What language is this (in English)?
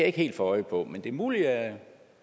Danish